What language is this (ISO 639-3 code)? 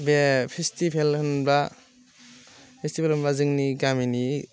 brx